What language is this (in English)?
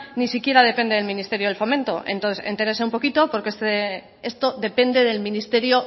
Spanish